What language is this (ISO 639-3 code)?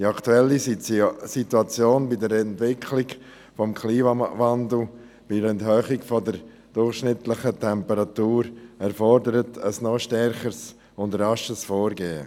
gsw